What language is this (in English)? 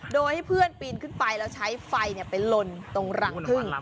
Thai